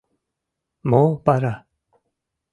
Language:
Mari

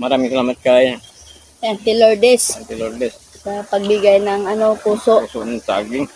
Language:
Filipino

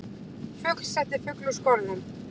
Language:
Icelandic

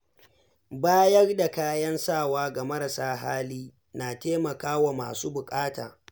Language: Hausa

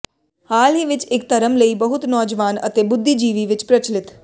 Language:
Punjabi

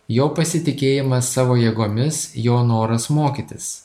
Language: Lithuanian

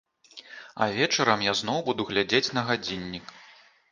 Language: Belarusian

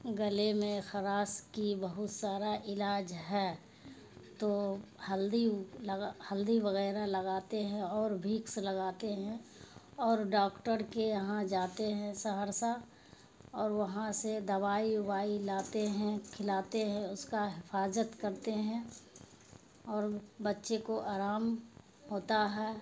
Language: Urdu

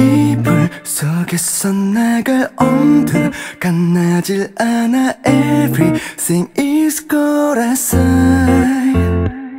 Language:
Korean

